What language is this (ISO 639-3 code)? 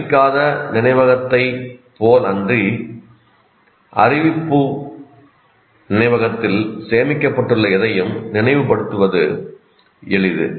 tam